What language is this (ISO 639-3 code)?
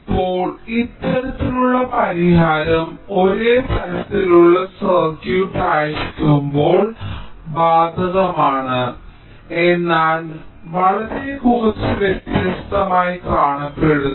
mal